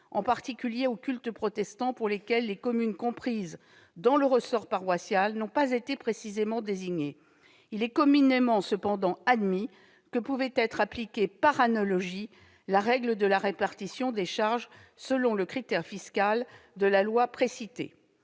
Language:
French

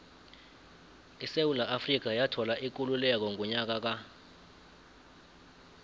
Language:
South Ndebele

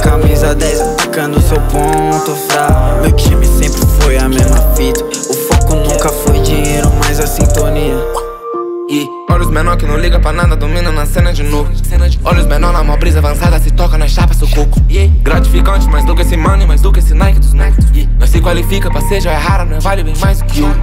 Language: Romanian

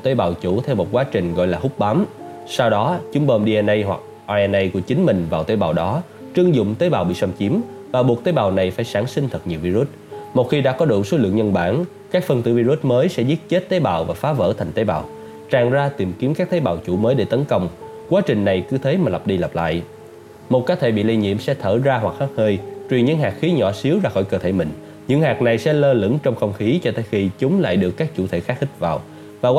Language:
Vietnamese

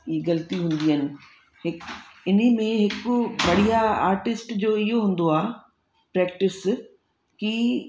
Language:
Sindhi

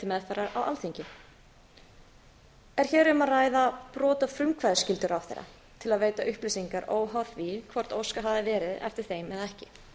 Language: Icelandic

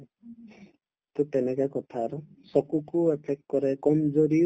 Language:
Assamese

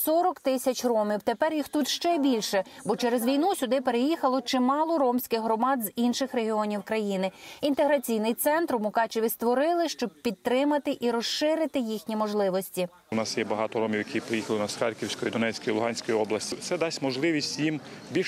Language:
Ukrainian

